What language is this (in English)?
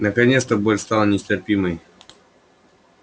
Russian